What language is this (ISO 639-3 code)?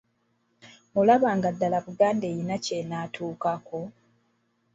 lug